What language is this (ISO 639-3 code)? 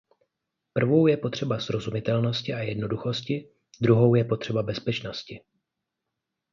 ces